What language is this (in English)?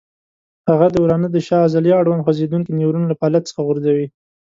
Pashto